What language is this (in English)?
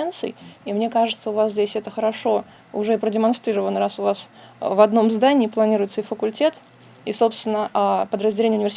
Russian